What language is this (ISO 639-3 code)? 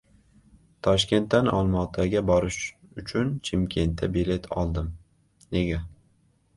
uzb